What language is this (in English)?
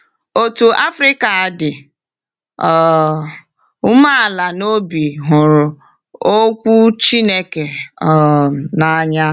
Igbo